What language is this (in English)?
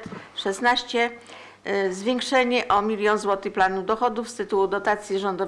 Polish